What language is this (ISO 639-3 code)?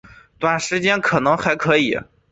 zho